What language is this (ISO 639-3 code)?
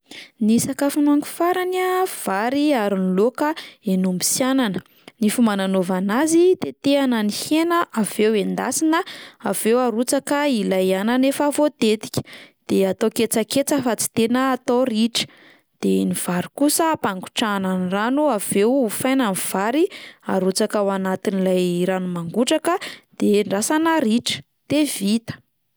mlg